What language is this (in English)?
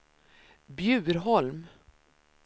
Swedish